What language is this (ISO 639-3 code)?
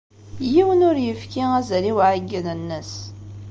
kab